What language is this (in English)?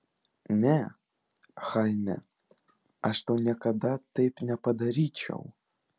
Lithuanian